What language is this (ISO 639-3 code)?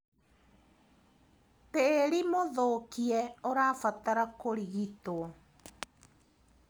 kik